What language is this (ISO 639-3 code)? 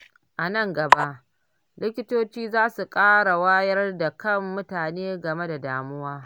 hau